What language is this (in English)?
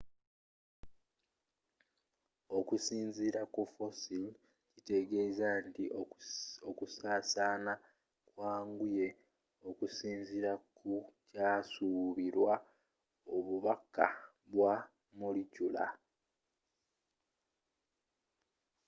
Ganda